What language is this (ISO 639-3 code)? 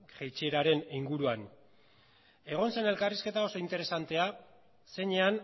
eus